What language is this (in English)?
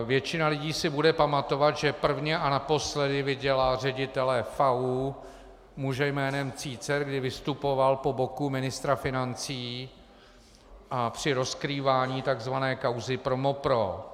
Czech